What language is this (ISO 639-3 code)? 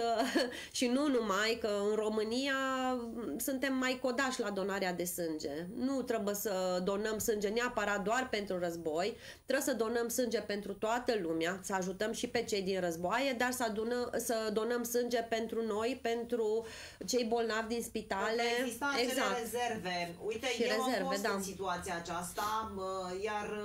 ron